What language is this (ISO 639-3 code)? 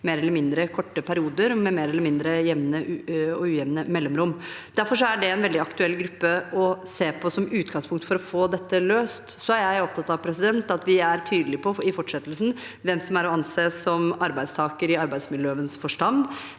nor